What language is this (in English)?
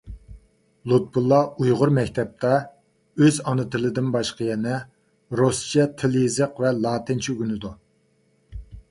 Uyghur